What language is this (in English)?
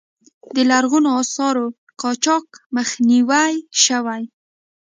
Pashto